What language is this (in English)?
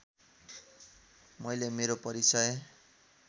Nepali